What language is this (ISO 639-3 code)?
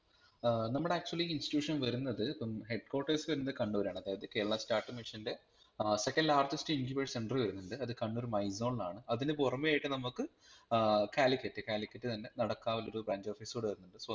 mal